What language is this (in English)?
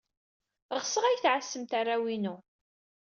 Kabyle